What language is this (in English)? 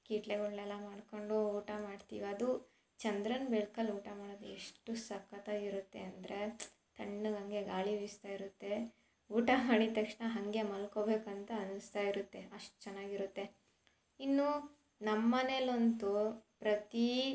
Kannada